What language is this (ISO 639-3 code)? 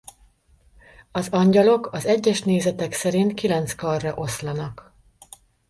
hun